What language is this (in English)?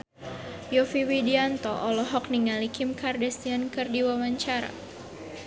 Sundanese